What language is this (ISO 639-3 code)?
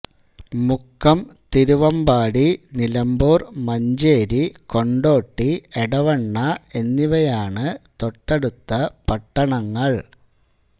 mal